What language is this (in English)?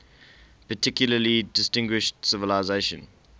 English